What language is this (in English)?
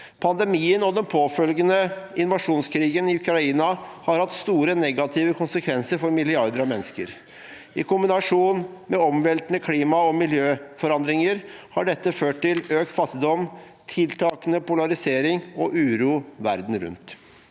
Norwegian